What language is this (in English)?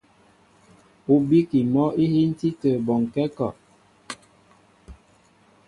Mbo (Cameroon)